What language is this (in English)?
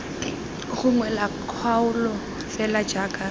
Tswana